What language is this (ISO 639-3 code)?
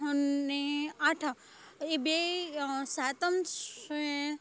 guj